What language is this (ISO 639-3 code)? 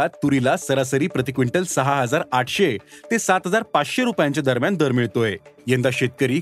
mar